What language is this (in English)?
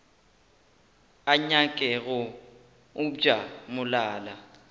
Northern Sotho